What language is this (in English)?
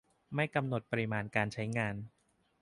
Thai